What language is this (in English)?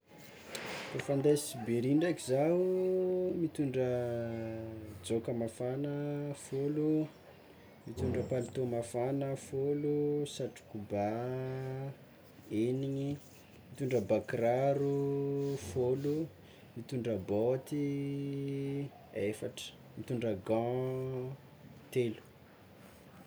Tsimihety Malagasy